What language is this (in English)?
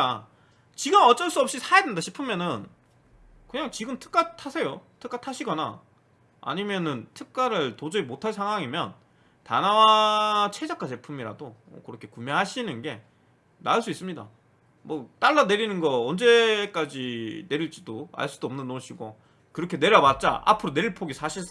Korean